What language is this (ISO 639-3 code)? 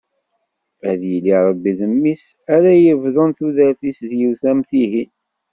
kab